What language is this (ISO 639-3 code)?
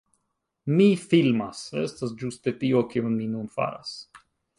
epo